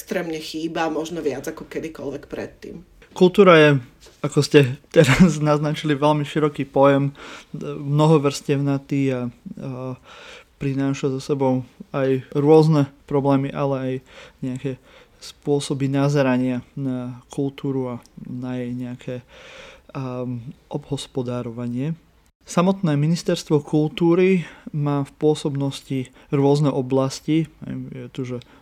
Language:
Slovak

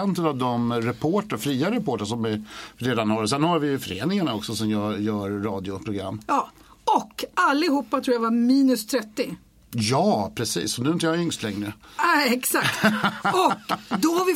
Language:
Swedish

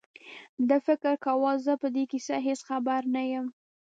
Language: Pashto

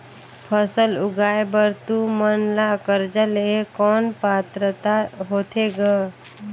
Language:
Chhattisgarhi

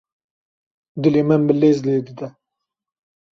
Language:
Kurdish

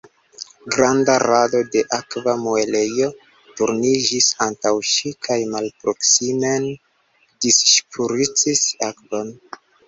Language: Esperanto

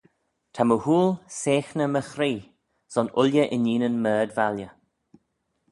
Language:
Manx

